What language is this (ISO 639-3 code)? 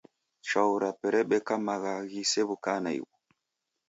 dav